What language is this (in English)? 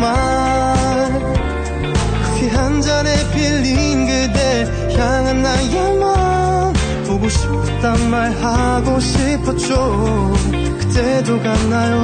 Korean